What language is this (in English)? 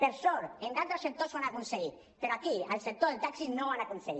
Catalan